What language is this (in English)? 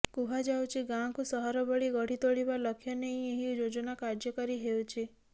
Odia